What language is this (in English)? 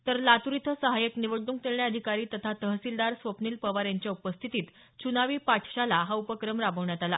Marathi